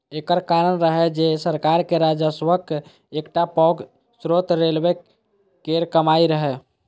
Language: Maithili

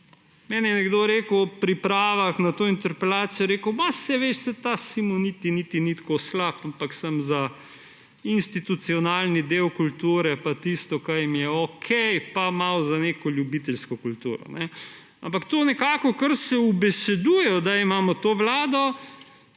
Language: Slovenian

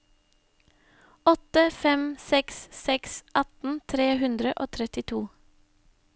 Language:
Norwegian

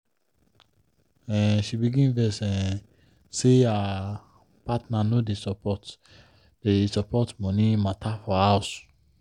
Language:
Nigerian Pidgin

